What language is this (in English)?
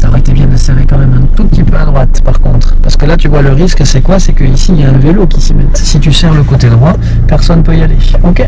French